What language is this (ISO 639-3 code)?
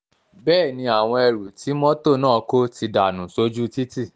yor